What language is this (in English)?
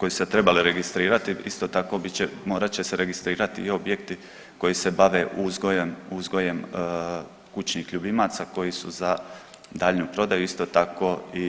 Croatian